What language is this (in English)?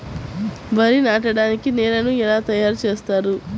Telugu